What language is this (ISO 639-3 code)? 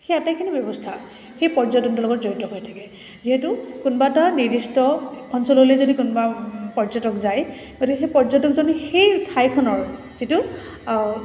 asm